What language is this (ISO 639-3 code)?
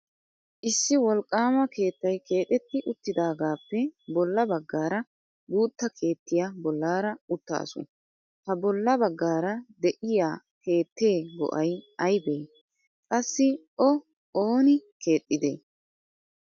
wal